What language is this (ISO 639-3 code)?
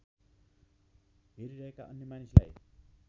nep